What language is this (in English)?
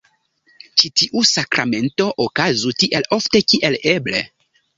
Esperanto